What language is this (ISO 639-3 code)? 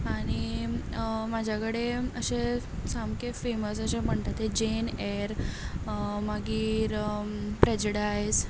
kok